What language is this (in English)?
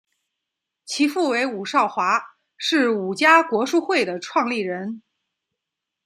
Chinese